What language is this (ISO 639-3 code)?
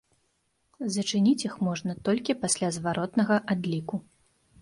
bel